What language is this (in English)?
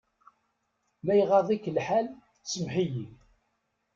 Kabyle